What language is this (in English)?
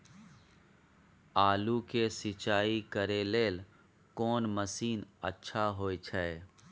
Maithili